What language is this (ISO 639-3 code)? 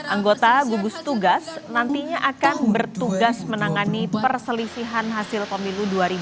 ind